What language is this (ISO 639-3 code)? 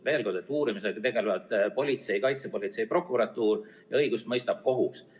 est